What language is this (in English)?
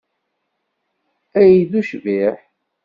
Kabyle